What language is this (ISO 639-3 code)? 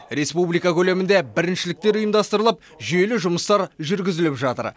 kaz